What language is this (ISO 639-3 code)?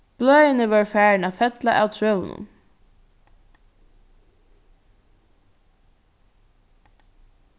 fao